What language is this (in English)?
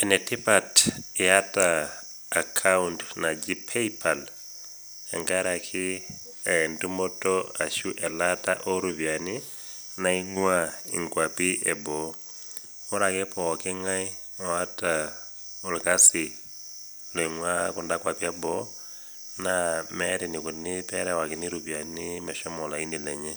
Masai